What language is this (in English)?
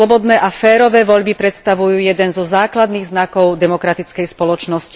Slovak